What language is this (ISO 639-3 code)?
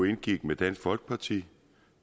dan